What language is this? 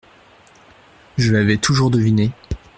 French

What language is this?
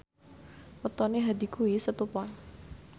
Javanese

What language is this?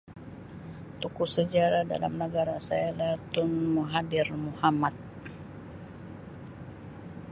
Sabah Malay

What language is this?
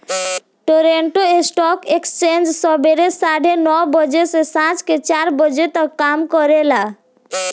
Bhojpuri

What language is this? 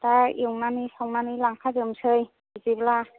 Bodo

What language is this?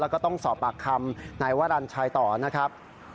Thai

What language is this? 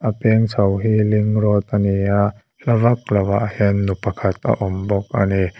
Mizo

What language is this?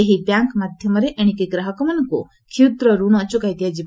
Odia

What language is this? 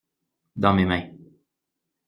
French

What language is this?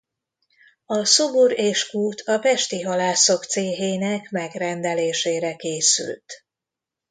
Hungarian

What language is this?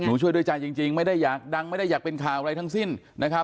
Thai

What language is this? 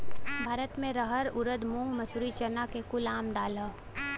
Bhojpuri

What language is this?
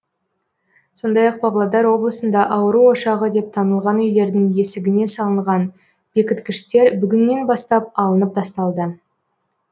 Kazakh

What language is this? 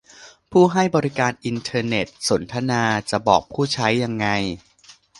Thai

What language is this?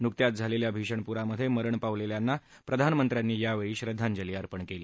Marathi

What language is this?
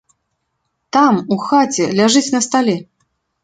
Belarusian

